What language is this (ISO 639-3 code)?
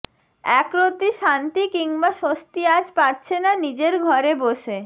ben